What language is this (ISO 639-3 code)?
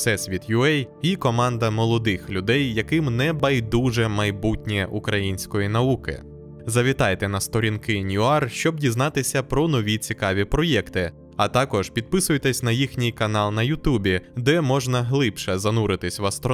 ukr